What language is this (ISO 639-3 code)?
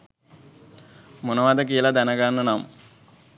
sin